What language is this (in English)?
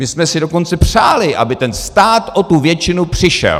Czech